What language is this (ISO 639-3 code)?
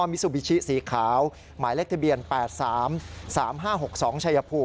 tha